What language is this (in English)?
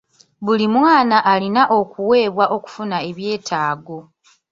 Ganda